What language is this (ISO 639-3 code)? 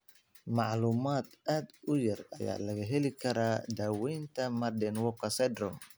som